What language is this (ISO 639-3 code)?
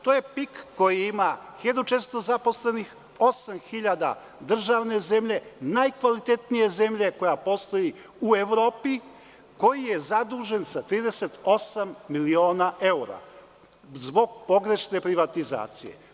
srp